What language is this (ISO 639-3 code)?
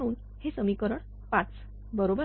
mar